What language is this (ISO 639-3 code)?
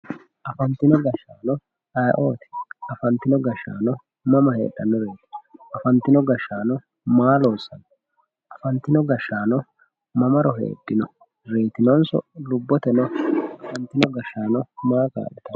sid